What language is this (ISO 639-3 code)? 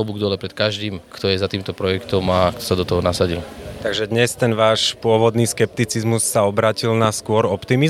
slk